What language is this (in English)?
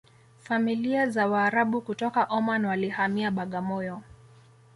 Swahili